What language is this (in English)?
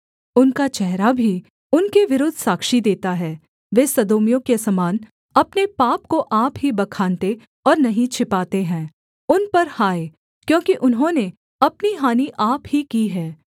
Hindi